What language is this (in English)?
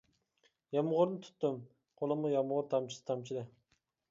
Uyghur